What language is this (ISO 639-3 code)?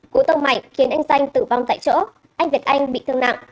vie